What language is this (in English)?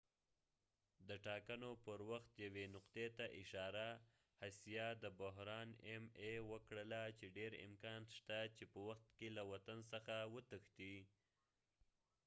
Pashto